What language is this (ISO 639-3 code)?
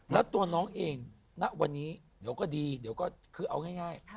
tha